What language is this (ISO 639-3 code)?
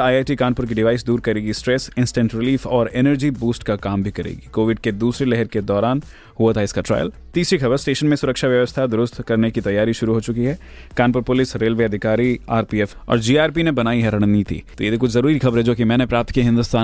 hin